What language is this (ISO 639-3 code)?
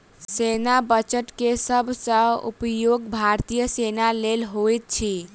mai